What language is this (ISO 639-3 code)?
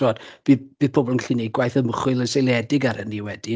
cym